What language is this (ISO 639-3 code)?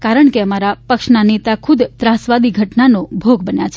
guj